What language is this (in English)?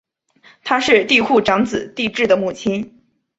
Chinese